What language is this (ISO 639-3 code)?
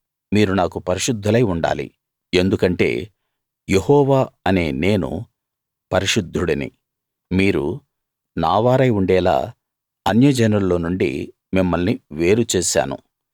tel